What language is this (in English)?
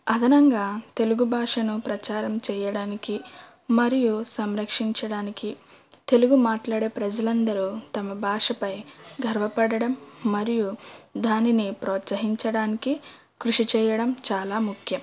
Telugu